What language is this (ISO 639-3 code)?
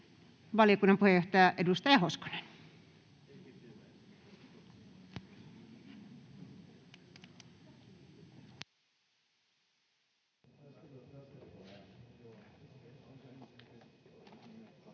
fin